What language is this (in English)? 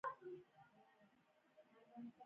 Pashto